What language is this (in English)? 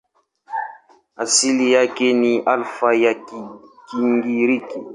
Swahili